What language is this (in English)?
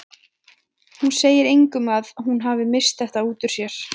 Icelandic